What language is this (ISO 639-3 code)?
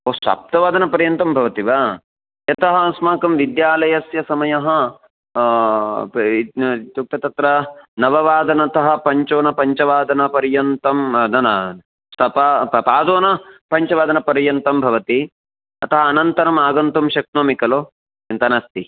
san